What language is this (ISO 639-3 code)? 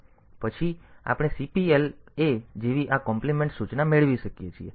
guj